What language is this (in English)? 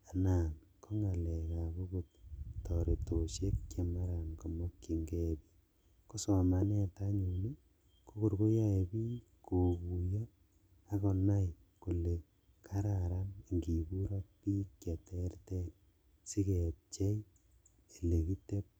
Kalenjin